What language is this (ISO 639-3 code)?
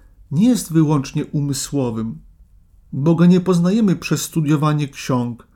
pol